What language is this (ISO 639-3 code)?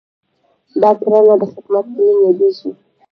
pus